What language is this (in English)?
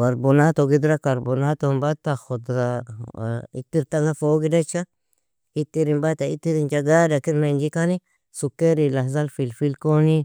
Nobiin